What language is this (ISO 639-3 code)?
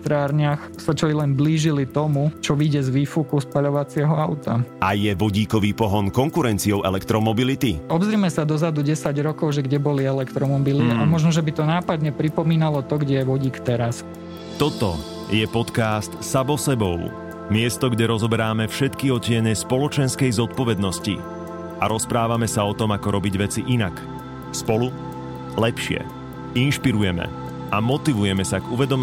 slk